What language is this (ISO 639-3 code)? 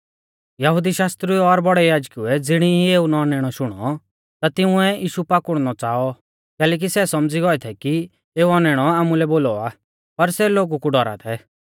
bfz